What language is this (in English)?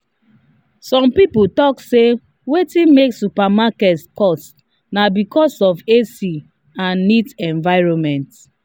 Nigerian Pidgin